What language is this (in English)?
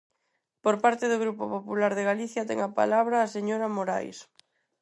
Galician